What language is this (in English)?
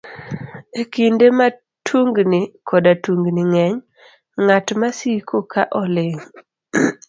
Luo (Kenya and Tanzania)